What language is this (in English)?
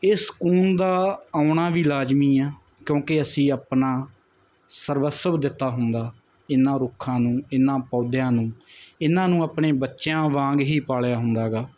Punjabi